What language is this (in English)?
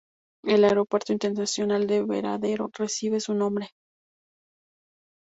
Spanish